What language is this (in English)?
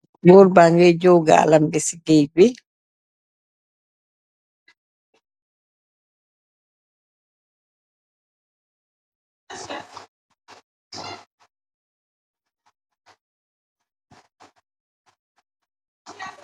Wolof